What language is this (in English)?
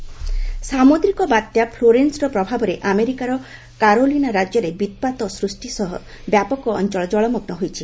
Odia